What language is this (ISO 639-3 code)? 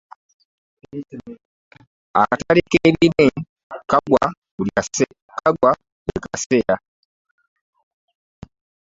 lug